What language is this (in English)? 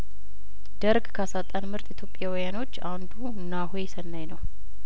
Amharic